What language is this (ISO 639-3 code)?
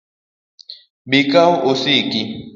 luo